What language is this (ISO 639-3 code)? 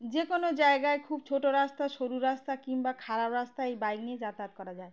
ben